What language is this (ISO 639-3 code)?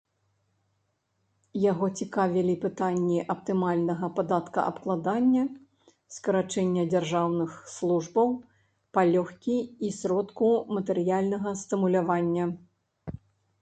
bel